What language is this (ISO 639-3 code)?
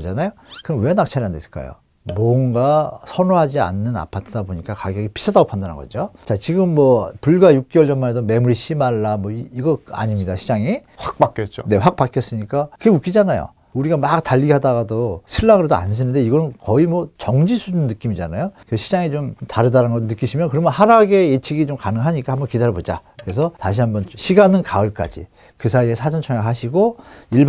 kor